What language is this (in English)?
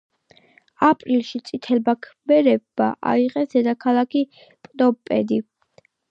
Georgian